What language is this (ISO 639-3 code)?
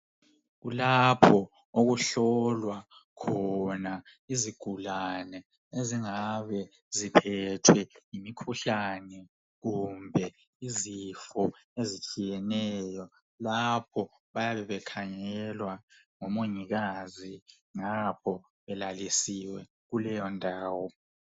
nde